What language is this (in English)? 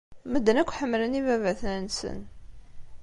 Kabyle